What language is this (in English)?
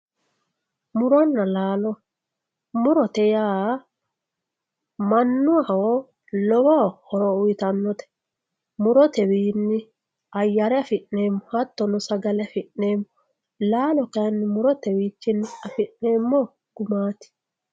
Sidamo